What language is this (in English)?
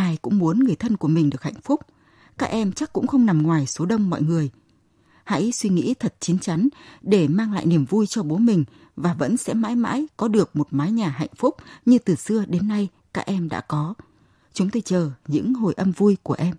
Vietnamese